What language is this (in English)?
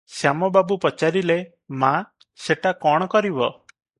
Odia